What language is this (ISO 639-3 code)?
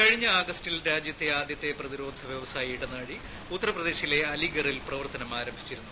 mal